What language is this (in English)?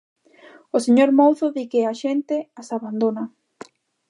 Galician